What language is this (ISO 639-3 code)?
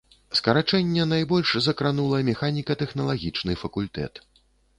bel